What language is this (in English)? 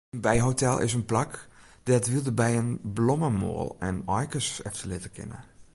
Western Frisian